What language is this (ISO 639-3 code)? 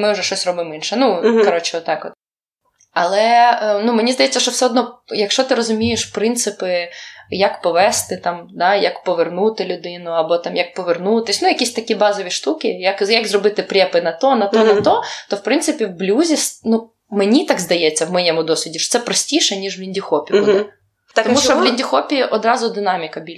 ukr